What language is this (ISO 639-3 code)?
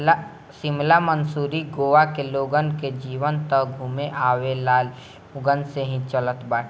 bho